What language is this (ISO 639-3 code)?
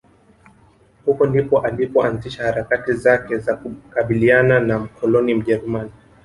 swa